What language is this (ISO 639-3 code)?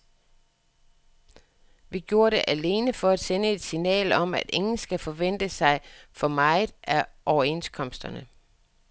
dan